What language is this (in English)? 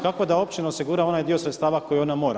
Croatian